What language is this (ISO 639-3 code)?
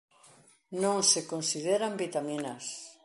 glg